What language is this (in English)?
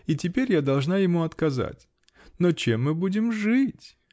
Russian